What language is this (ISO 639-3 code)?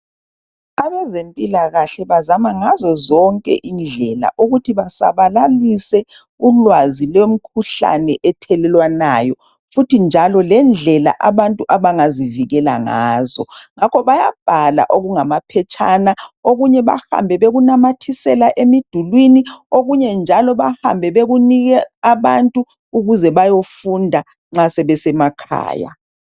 nde